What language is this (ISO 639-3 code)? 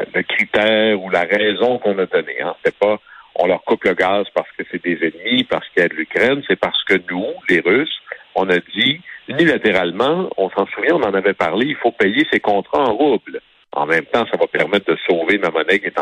fra